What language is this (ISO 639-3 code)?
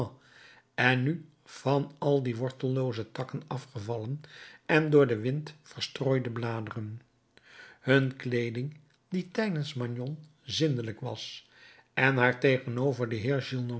nld